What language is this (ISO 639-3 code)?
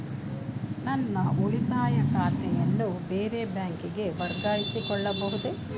kan